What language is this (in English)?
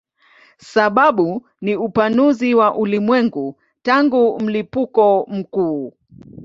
Swahili